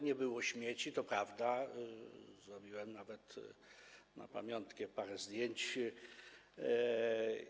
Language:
Polish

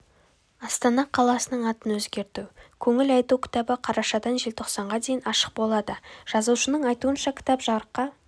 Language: Kazakh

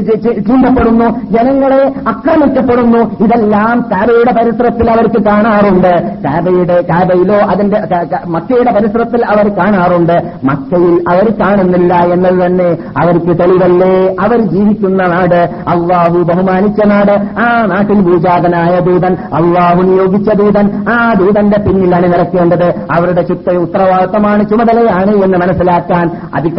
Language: Malayalam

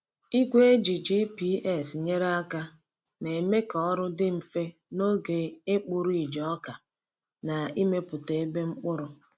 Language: Igbo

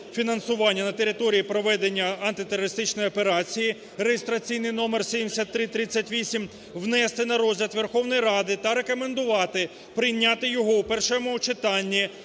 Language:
Ukrainian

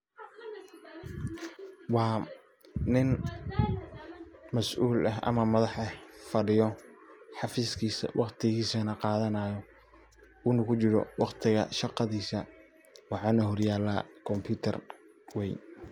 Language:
Somali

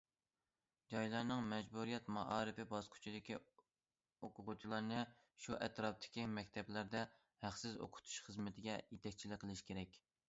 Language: Uyghur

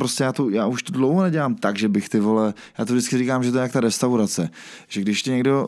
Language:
Czech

